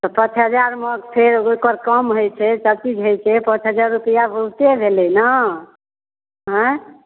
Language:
Maithili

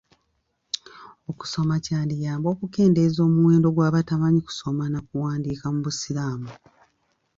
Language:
Ganda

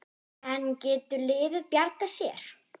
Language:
Icelandic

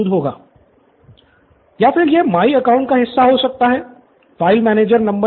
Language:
Hindi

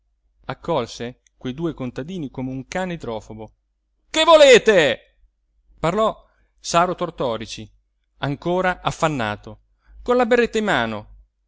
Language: Italian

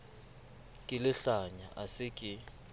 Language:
Southern Sotho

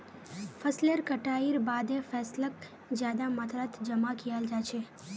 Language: Magahi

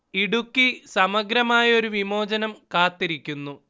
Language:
Malayalam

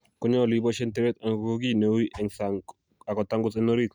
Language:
Kalenjin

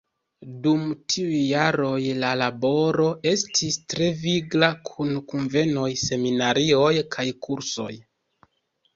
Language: Esperanto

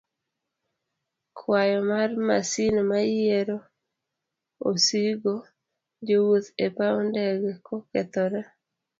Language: Luo (Kenya and Tanzania)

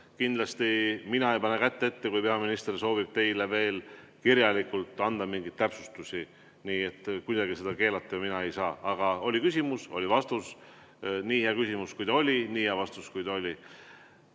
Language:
Estonian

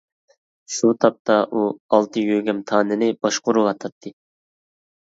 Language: Uyghur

